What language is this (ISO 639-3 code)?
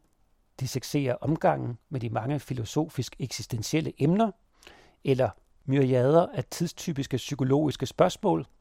dan